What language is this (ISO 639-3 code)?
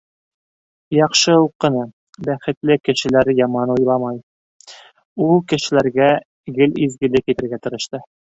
bak